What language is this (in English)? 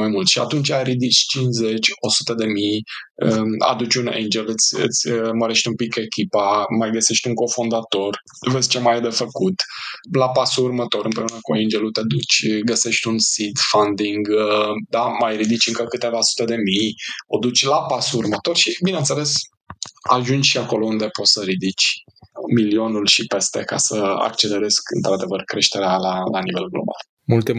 Romanian